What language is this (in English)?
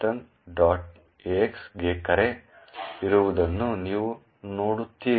Kannada